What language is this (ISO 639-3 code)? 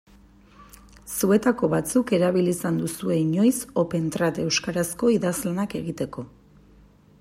eus